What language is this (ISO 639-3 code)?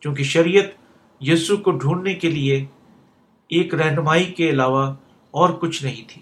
urd